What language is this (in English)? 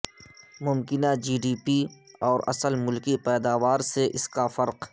Urdu